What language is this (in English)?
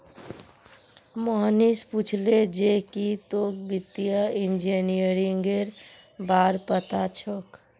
Magahi